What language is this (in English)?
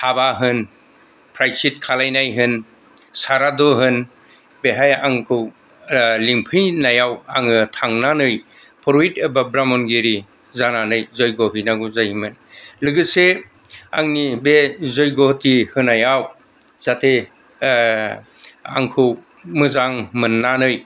Bodo